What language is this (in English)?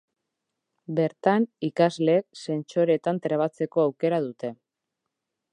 Basque